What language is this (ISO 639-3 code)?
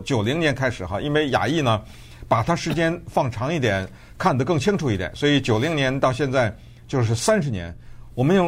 zho